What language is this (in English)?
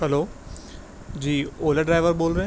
Urdu